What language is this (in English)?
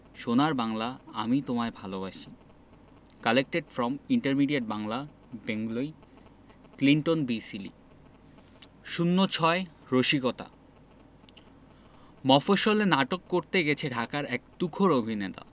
Bangla